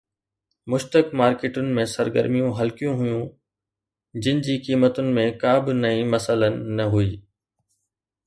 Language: Sindhi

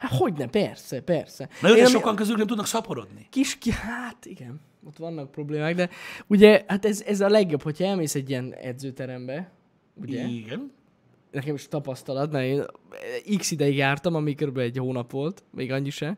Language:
Hungarian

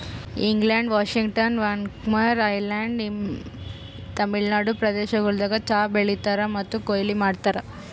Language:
Kannada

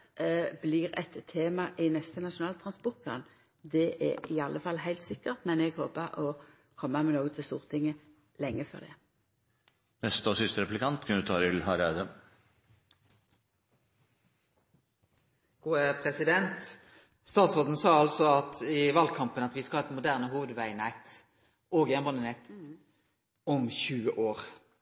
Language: Norwegian Nynorsk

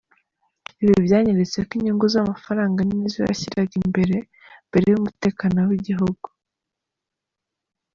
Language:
Kinyarwanda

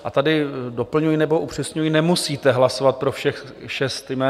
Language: Czech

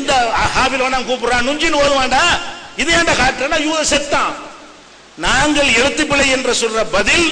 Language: Arabic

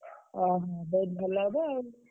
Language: Odia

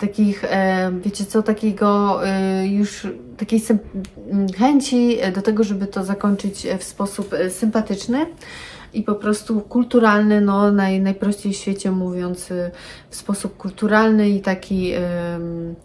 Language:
Polish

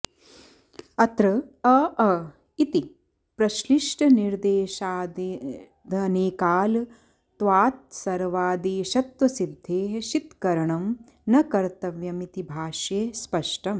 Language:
Sanskrit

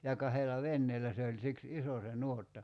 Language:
Finnish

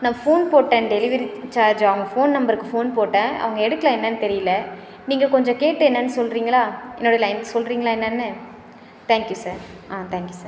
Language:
Tamil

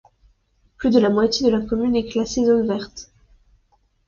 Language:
French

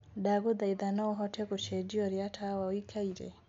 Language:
Kikuyu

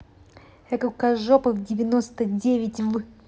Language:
Russian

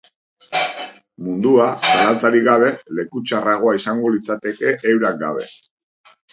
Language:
Basque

